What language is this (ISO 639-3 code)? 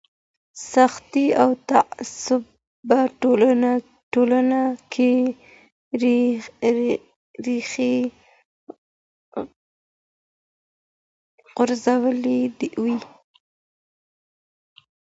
pus